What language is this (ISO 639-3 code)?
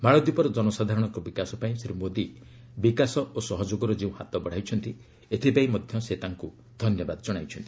ori